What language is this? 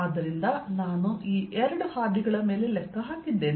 Kannada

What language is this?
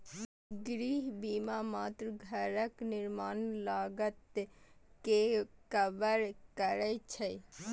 Maithili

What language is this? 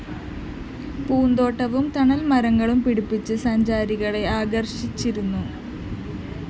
Malayalam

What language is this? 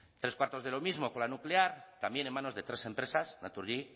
Spanish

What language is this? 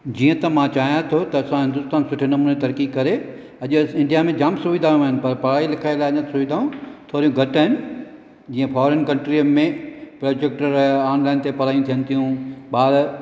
Sindhi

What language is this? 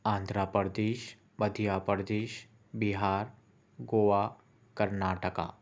Urdu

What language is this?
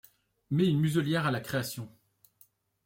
French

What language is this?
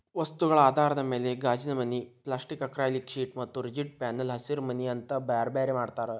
Kannada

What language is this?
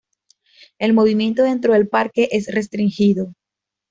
Spanish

